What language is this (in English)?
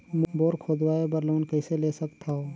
Chhattisgarhi